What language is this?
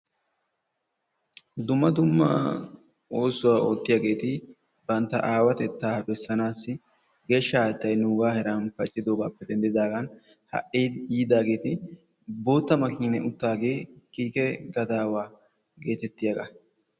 Wolaytta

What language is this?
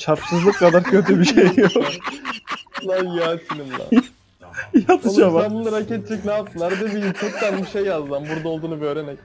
Turkish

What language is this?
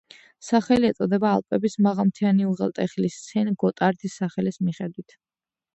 Georgian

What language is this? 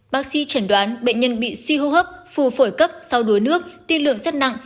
Vietnamese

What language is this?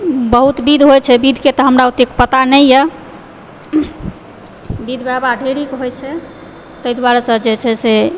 Maithili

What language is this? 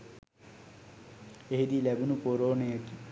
Sinhala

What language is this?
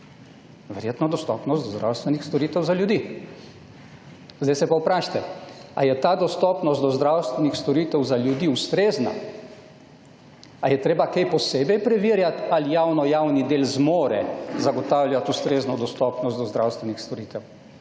Slovenian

